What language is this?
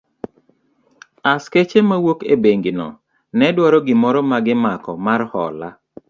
Luo (Kenya and Tanzania)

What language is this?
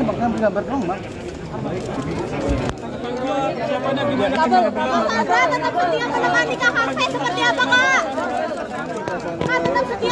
Indonesian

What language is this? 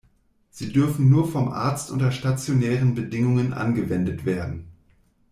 German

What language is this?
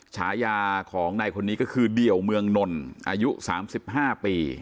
Thai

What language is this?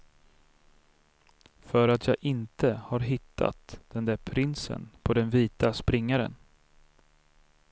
Swedish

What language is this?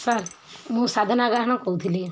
Odia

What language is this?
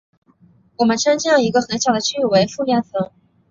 Chinese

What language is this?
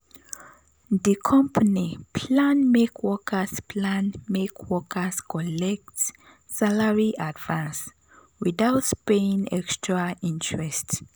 Nigerian Pidgin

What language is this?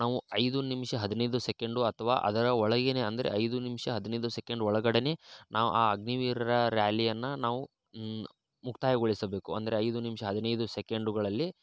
Kannada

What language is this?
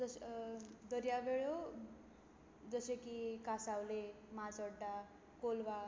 Konkani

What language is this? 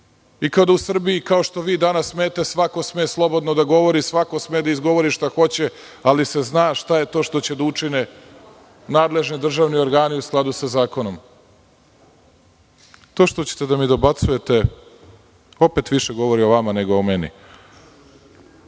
Serbian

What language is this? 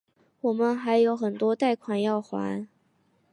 Chinese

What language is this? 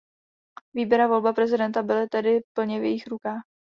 Czech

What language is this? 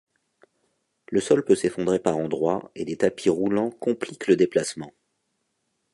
French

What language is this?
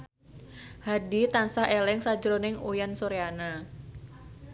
Javanese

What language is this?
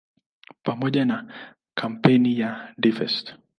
Swahili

